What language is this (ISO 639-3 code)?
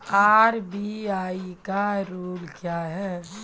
mai